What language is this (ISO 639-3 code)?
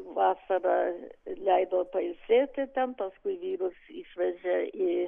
lit